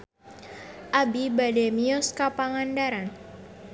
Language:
Sundanese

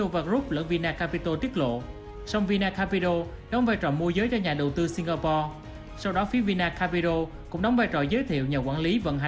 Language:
Vietnamese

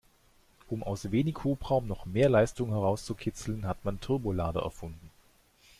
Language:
German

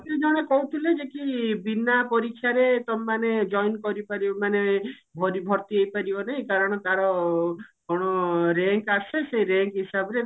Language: Odia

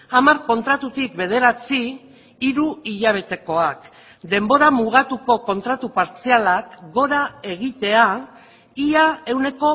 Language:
Basque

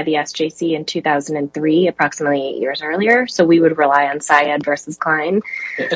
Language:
English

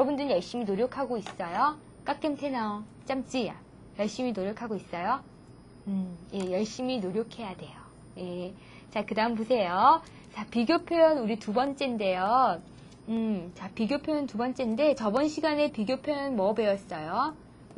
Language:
Korean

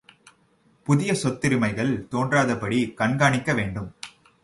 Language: Tamil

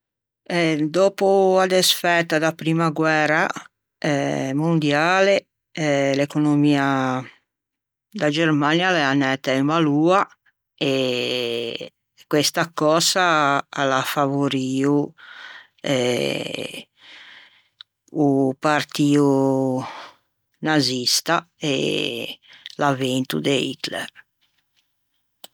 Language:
Ligurian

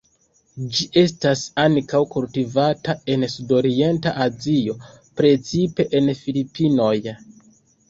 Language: Esperanto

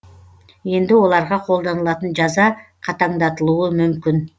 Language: Kazakh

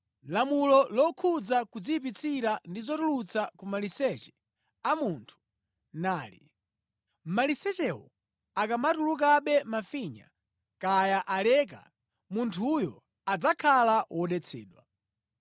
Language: Nyanja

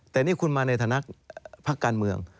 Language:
Thai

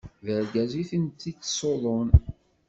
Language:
Kabyle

